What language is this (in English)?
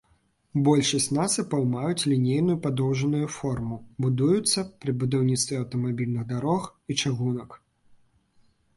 Belarusian